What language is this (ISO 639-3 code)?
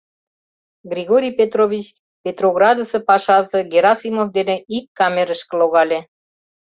chm